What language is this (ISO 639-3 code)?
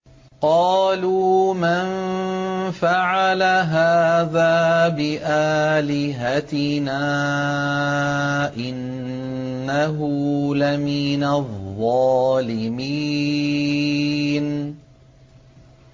ara